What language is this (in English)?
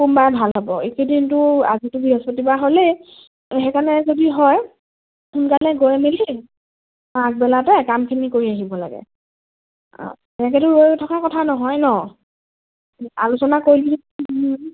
Assamese